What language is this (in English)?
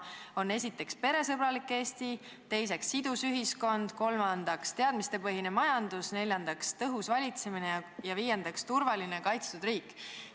Estonian